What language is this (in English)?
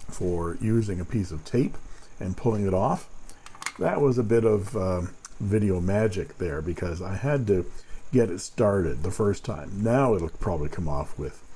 English